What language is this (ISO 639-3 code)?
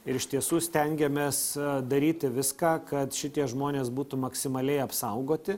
lit